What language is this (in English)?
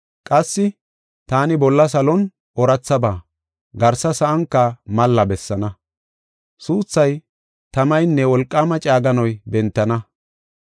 Gofa